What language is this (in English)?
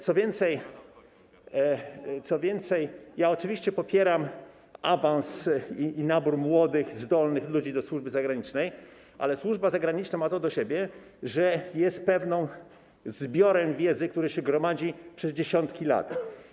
Polish